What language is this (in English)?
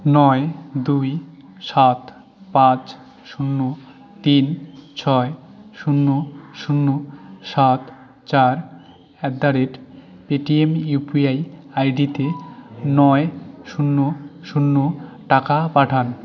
Bangla